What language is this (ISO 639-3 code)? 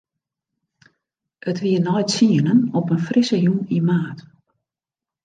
fry